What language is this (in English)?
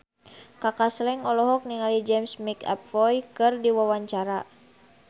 Sundanese